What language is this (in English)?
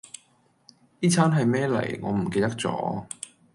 Cantonese